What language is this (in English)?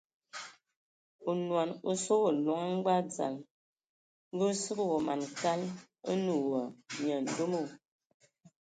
Ewondo